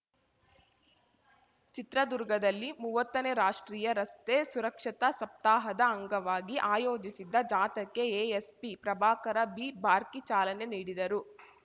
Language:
Kannada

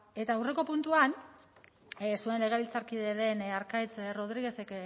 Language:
Basque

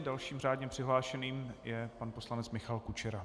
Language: Czech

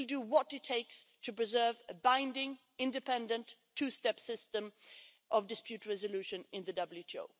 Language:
English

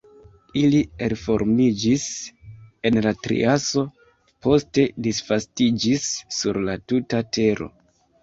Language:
Esperanto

